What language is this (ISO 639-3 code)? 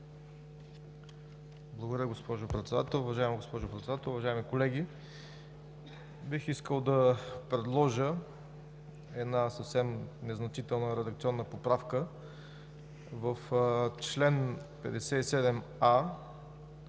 bul